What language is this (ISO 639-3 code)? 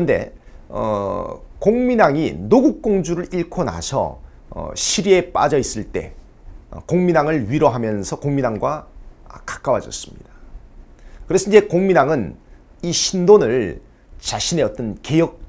kor